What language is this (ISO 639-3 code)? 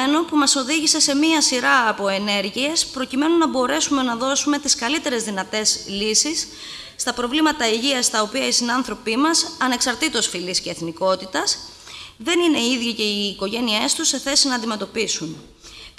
ell